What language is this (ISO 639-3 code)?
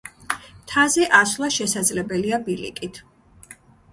kat